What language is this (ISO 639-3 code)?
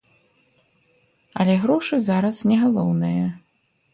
bel